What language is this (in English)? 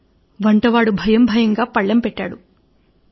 Telugu